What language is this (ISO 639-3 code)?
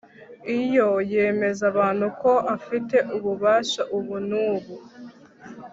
kin